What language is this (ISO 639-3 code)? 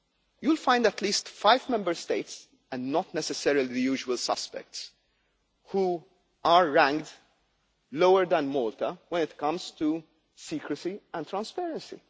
eng